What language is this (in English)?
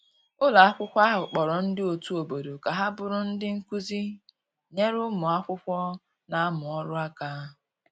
Igbo